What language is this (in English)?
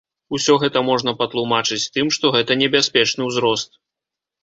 Belarusian